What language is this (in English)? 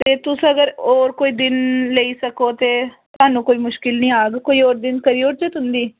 Dogri